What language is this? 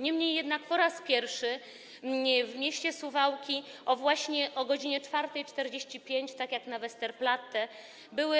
Polish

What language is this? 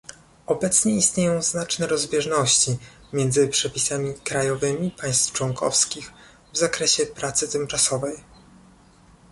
Polish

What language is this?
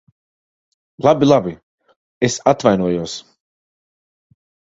Latvian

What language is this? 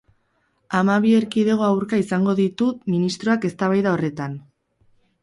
Basque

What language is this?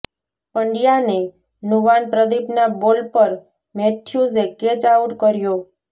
Gujarati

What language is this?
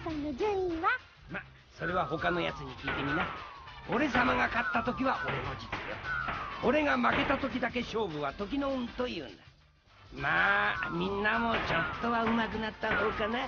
Japanese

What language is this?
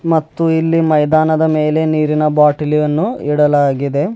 Kannada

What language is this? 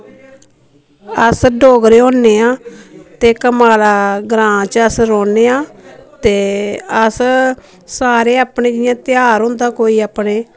Dogri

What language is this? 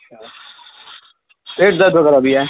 Urdu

